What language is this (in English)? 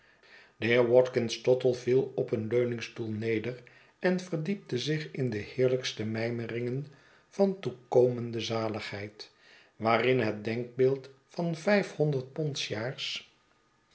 Dutch